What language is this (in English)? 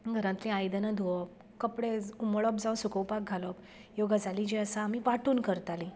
Konkani